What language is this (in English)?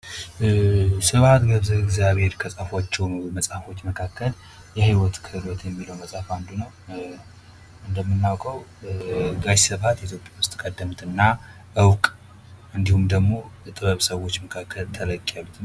Amharic